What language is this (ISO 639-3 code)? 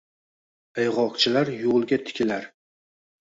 uzb